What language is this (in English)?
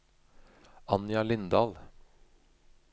Norwegian